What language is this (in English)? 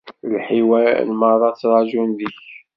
Kabyle